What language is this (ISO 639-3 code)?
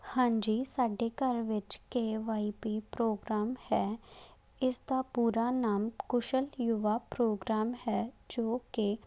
pan